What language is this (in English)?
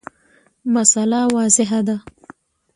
Pashto